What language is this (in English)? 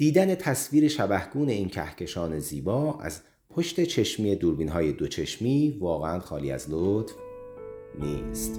Persian